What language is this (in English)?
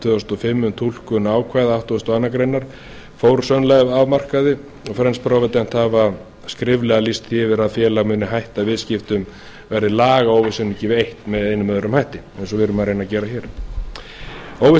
Icelandic